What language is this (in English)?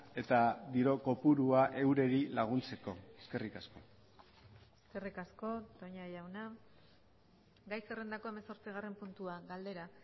Basque